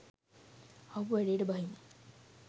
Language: Sinhala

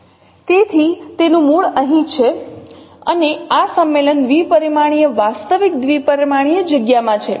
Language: Gujarati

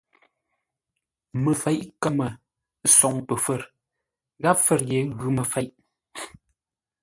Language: Ngombale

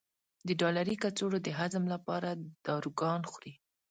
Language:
Pashto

